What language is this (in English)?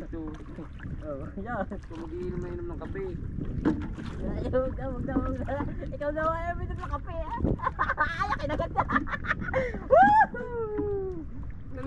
Filipino